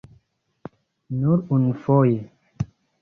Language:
Esperanto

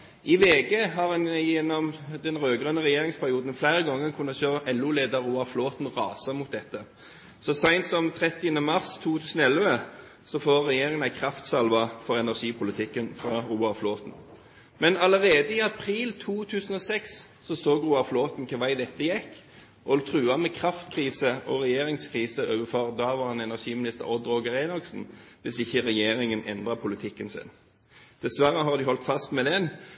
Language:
Norwegian Bokmål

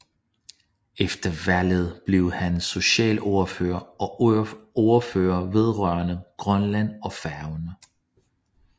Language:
Danish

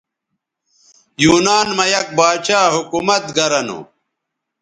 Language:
Bateri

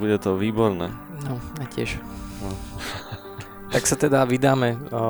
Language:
Slovak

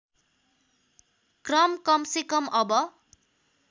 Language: Nepali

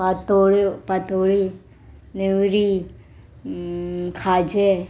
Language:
Konkani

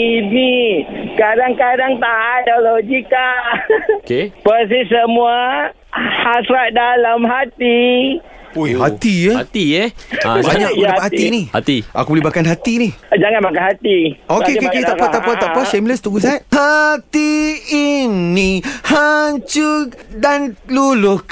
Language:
Malay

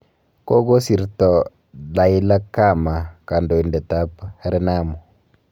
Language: Kalenjin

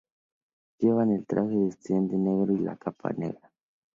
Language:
Spanish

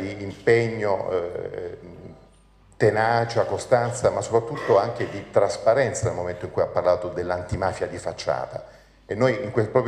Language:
Italian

